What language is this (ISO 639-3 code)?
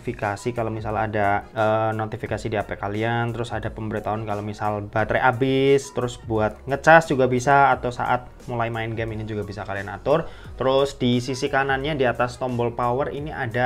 ind